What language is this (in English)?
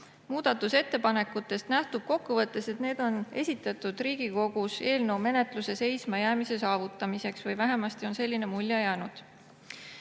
Estonian